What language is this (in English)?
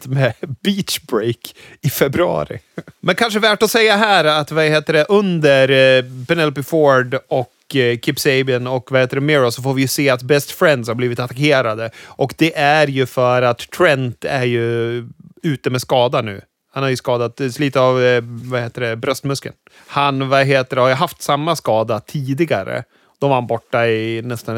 Swedish